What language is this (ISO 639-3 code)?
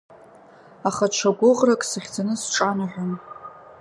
abk